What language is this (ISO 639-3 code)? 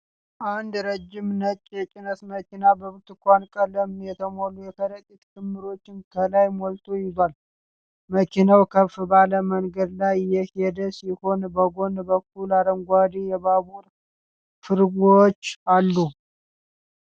amh